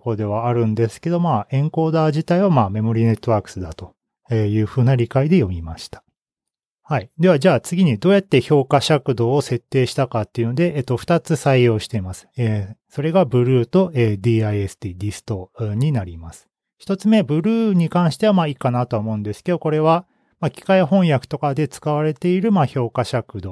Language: Japanese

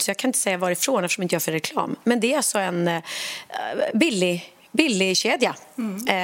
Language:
Swedish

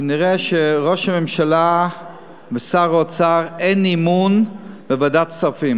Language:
Hebrew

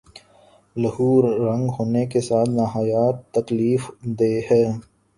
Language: Urdu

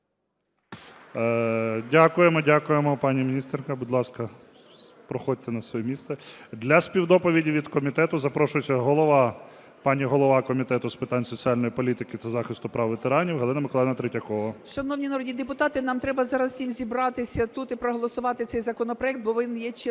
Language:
Ukrainian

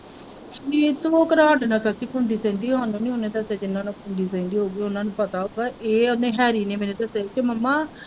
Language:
Punjabi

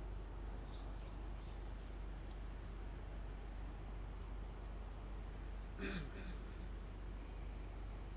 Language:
Hindi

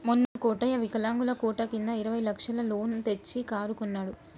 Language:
Telugu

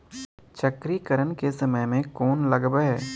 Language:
Maithili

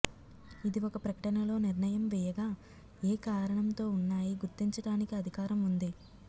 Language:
Telugu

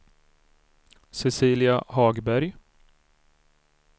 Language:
Swedish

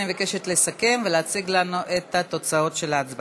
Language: Hebrew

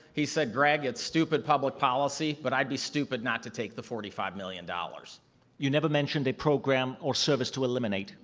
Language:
English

